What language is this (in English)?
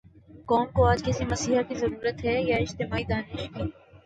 Urdu